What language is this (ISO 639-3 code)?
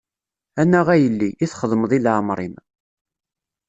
kab